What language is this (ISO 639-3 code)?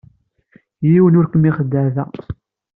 kab